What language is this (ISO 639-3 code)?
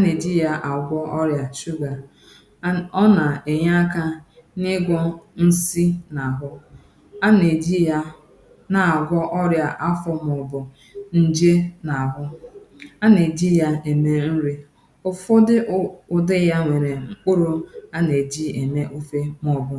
ibo